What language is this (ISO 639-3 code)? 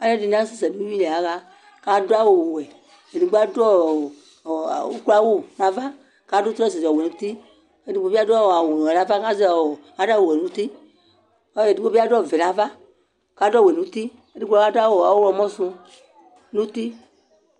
kpo